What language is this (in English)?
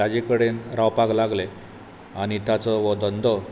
Konkani